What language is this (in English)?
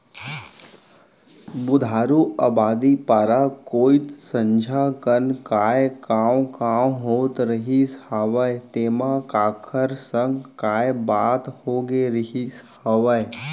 Chhattisgarhi